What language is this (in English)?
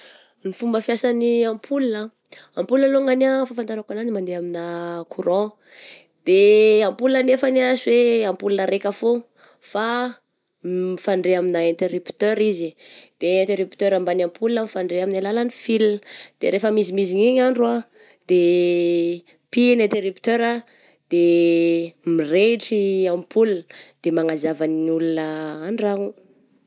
Southern Betsimisaraka Malagasy